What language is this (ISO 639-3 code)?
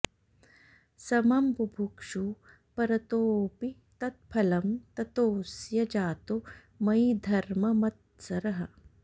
san